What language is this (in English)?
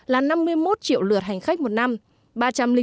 Vietnamese